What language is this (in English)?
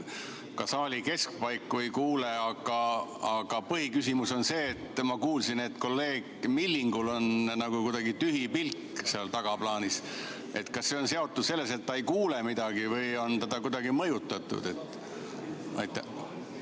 Estonian